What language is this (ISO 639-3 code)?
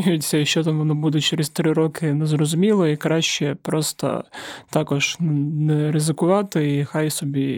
ukr